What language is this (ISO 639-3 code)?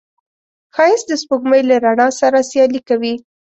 pus